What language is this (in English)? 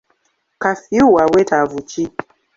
Ganda